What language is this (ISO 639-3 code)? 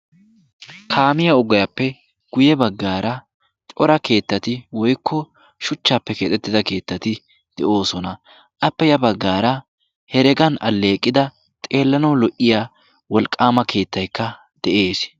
wal